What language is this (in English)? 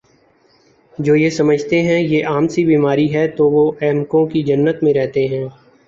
Urdu